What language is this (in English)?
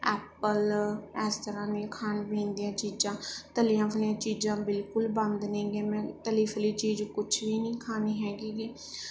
Punjabi